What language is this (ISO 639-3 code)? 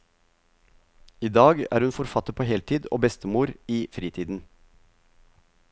nor